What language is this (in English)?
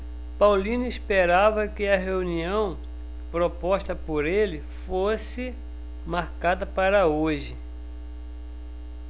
Portuguese